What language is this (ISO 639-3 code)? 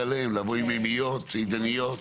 heb